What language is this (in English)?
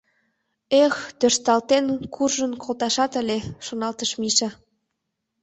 Mari